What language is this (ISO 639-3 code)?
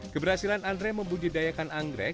ind